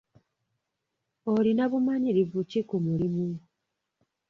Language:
Ganda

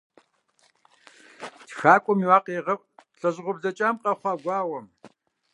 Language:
Kabardian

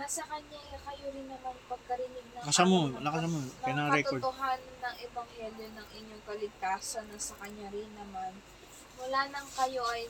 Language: Filipino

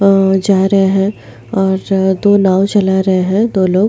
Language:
Hindi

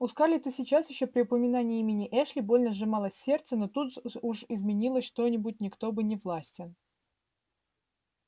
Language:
Russian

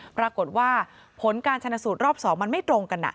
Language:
Thai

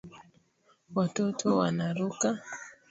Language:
Swahili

